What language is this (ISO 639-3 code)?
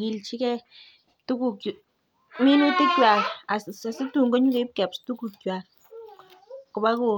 kln